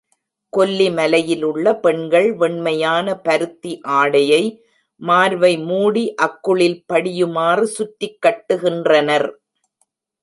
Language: Tamil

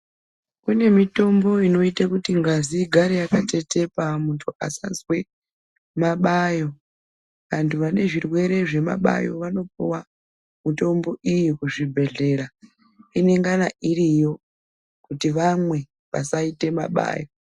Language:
Ndau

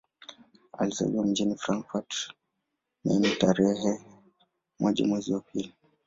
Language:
Swahili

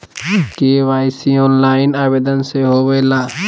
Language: Magahi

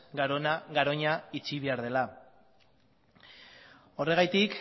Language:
Basque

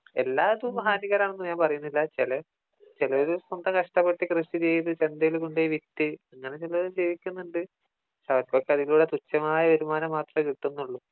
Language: Malayalam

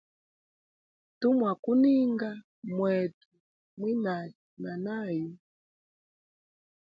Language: Hemba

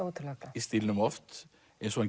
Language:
Icelandic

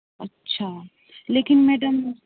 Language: Hindi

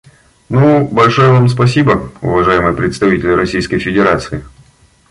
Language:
Russian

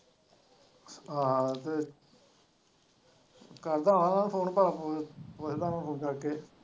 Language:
Punjabi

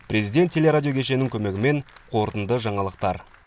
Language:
Kazakh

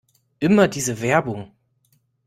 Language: German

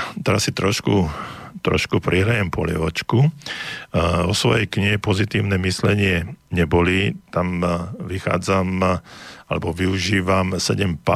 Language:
Slovak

